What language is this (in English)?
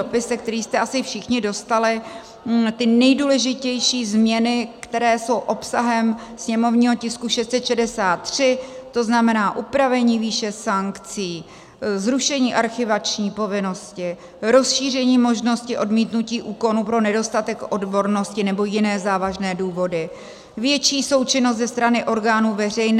Czech